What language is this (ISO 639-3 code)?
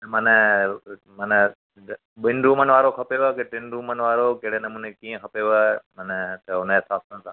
snd